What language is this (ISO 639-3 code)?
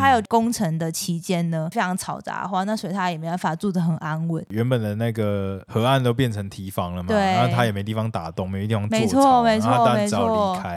zho